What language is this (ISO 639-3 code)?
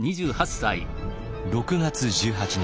jpn